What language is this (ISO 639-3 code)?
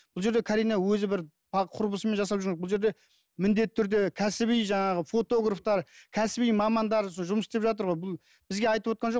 kaz